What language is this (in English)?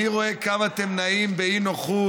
Hebrew